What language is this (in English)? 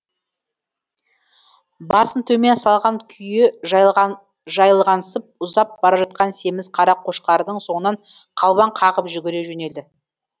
Kazakh